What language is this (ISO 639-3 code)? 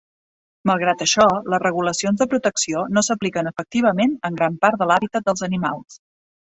cat